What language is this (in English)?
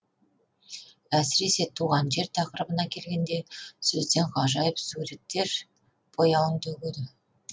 Kazakh